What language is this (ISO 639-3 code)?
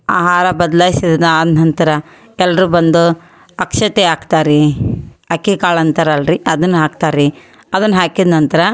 kan